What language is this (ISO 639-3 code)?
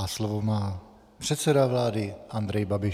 ces